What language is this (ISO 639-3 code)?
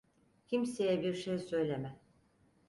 tur